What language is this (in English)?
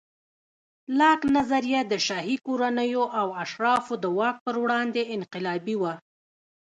Pashto